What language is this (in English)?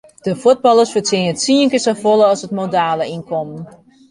Western Frisian